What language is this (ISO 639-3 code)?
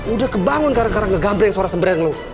ind